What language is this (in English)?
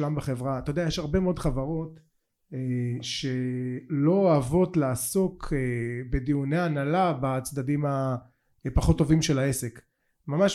Hebrew